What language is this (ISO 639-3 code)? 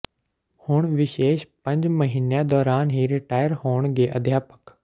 pan